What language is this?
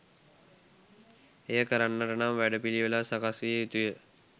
Sinhala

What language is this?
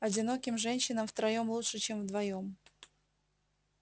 Russian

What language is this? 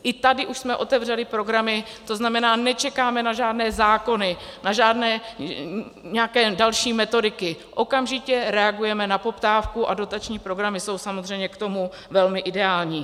Czech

